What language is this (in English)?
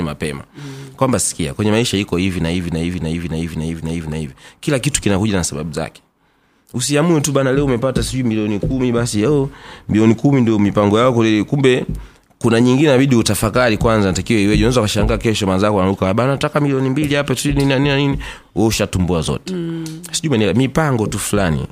Swahili